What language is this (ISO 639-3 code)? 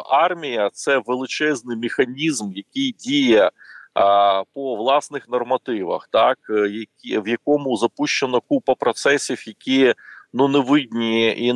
ukr